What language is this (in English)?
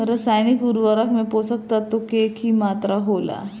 Bhojpuri